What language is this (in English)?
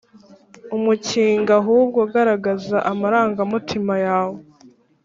Kinyarwanda